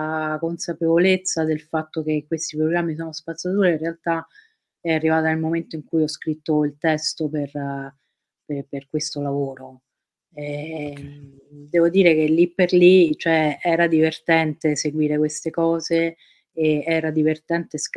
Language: Italian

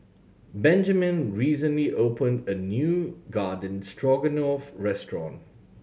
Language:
English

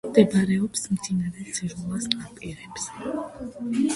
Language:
Georgian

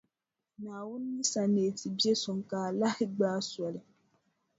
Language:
Dagbani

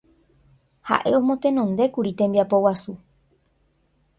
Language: Guarani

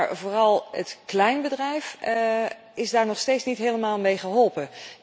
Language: Dutch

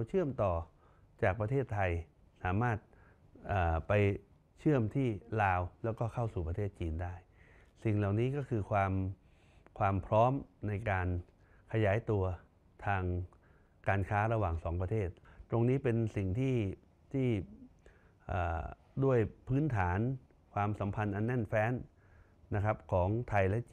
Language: Thai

